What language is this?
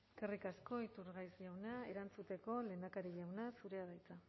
Basque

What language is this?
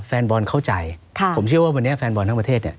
Thai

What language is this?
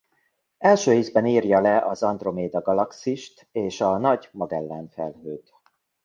Hungarian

